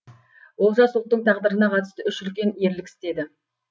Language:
Kazakh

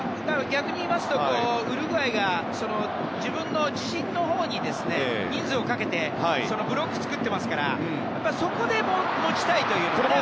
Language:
Japanese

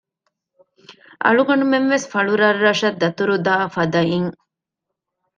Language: Divehi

